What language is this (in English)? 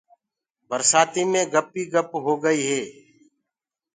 Gurgula